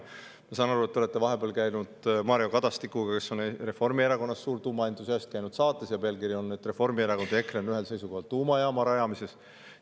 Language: Estonian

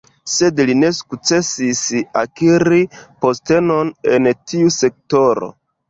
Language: Esperanto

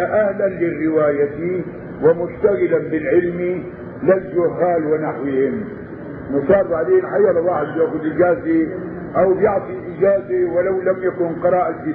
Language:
Arabic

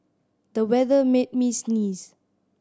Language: English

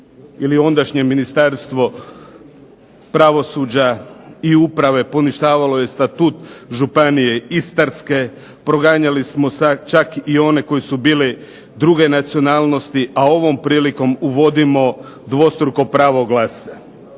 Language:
Croatian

